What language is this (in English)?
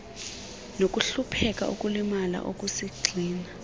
Xhosa